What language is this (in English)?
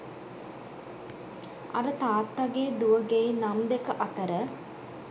Sinhala